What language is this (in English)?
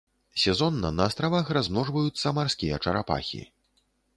Belarusian